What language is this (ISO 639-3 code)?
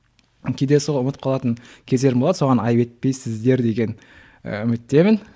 kaz